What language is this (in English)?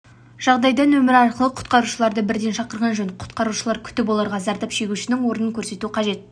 Kazakh